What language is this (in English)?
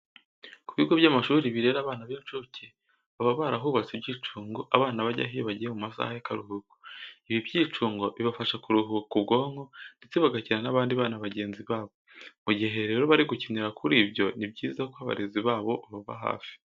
Kinyarwanda